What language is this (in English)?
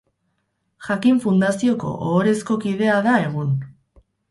Basque